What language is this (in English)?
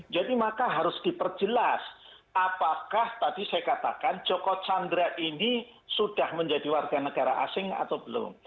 Indonesian